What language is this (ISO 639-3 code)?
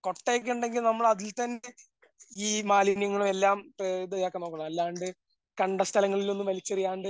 mal